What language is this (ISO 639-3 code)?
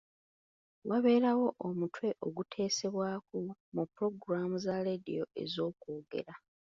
lug